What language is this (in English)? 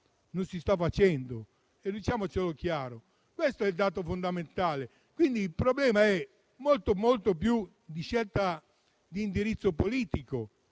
Italian